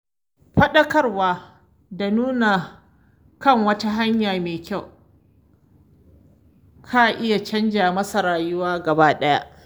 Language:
Hausa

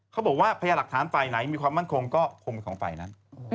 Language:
Thai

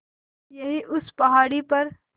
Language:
Hindi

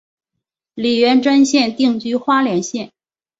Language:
Chinese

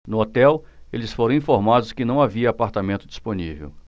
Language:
Portuguese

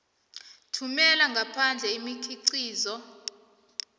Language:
South Ndebele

